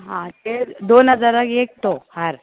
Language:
Konkani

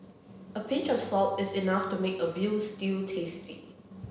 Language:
English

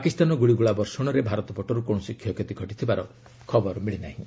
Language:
Odia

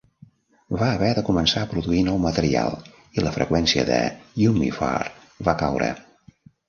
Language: Catalan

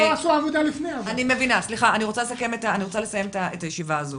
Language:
Hebrew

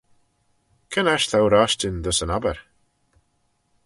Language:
Manx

